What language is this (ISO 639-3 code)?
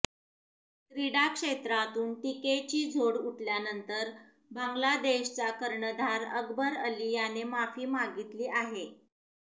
mar